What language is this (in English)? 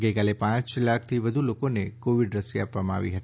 Gujarati